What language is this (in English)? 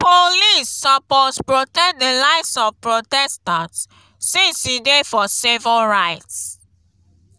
Nigerian Pidgin